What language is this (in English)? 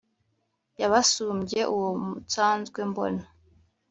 Kinyarwanda